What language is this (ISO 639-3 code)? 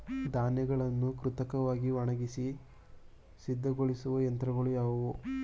kan